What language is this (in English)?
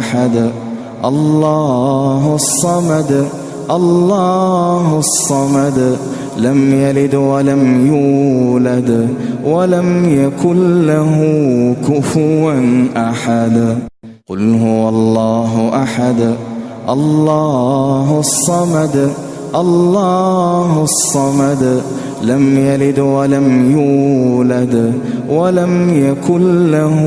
Arabic